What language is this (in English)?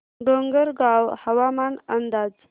Marathi